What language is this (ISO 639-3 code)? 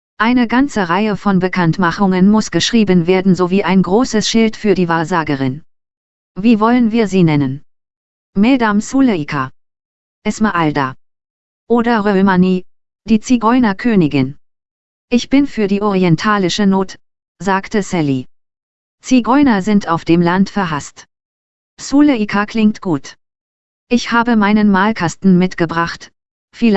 deu